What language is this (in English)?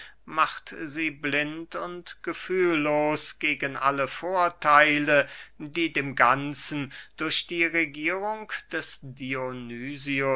German